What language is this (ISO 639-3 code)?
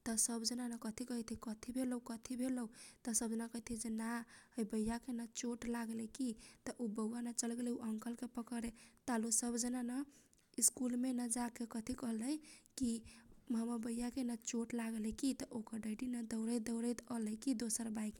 thq